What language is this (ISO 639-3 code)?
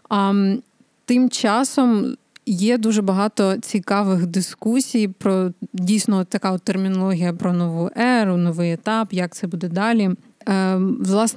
ukr